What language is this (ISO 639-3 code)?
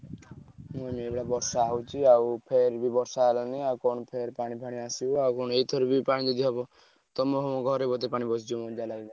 ori